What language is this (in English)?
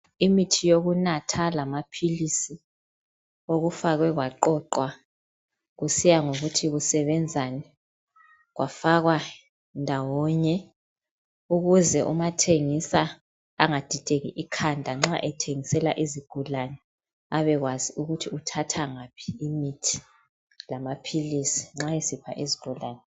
North Ndebele